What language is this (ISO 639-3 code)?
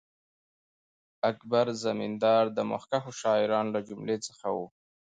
pus